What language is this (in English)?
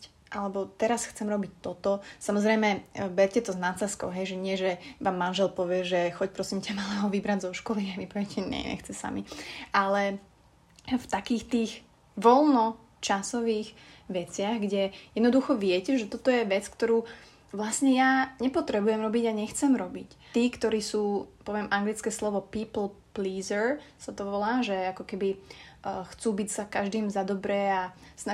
Slovak